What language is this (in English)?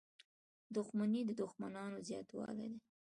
Pashto